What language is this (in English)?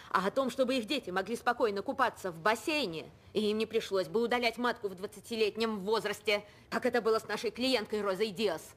Russian